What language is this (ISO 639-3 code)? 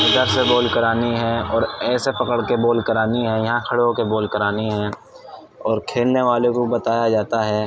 urd